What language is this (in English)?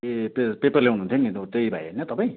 Nepali